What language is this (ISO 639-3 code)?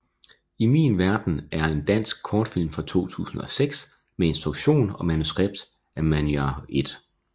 dan